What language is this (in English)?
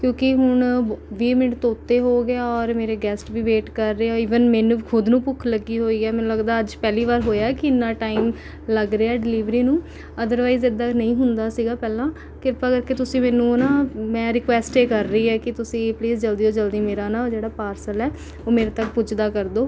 Punjabi